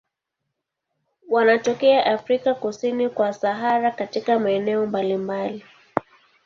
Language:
Swahili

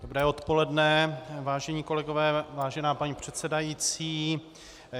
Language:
Czech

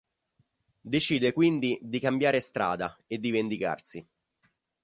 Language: Italian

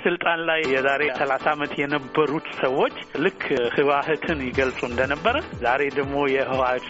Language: Amharic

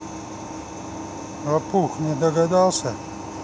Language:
Russian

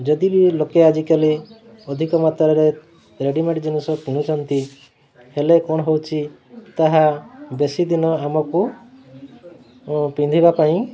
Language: Odia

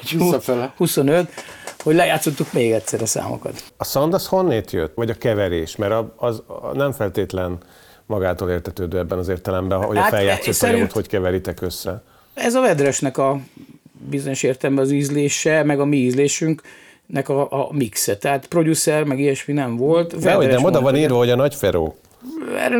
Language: Hungarian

